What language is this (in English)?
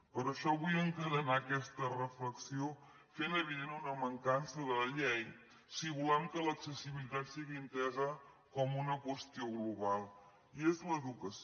Catalan